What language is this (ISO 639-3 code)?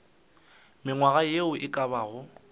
nso